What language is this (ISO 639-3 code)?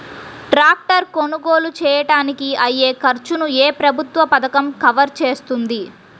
tel